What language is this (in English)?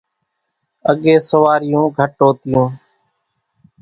Kachi Koli